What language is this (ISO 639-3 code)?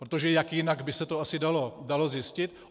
ces